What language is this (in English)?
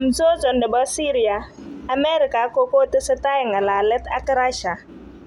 Kalenjin